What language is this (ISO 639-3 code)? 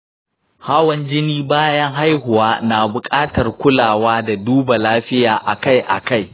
hau